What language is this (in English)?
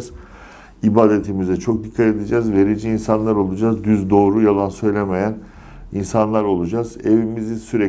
Turkish